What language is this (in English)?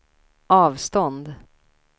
Swedish